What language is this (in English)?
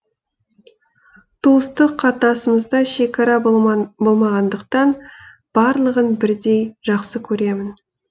Kazakh